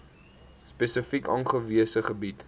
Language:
Afrikaans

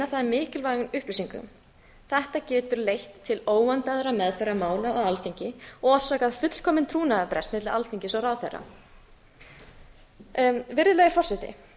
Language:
Icelandic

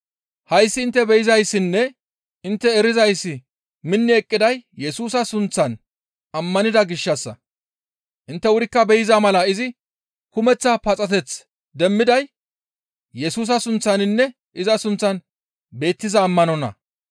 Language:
Gamo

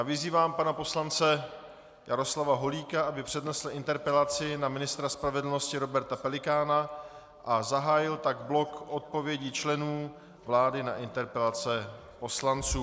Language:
Czech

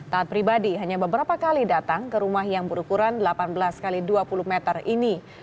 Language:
Indonesian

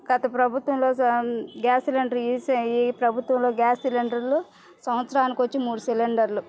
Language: Telugu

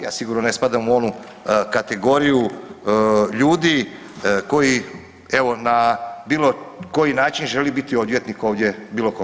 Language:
Croatian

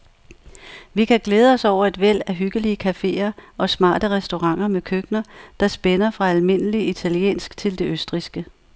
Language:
Danish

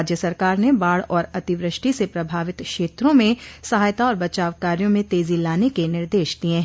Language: Hindi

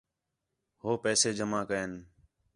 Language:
Khetrani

